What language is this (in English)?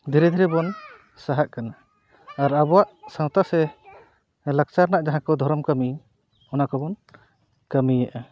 Santali